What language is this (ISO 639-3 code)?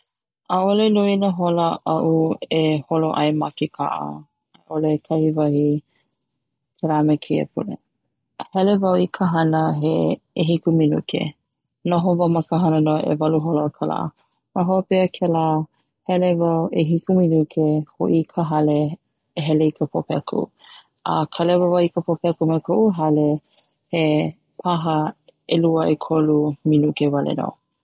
haw